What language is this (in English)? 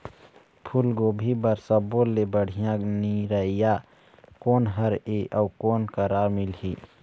Chhattisgarhi